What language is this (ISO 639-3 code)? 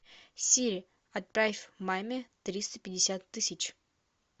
rus